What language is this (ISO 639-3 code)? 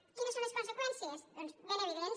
cat